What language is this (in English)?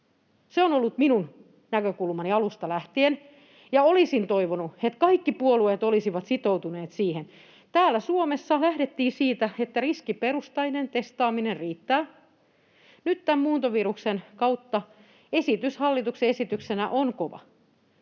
Finnish